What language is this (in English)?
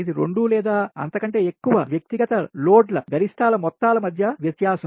Telugu